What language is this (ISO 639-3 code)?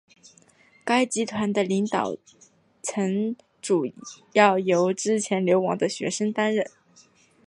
zho